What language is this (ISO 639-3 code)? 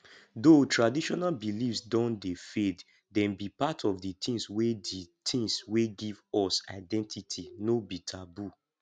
pcm